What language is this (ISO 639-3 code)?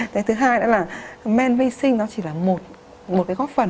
vie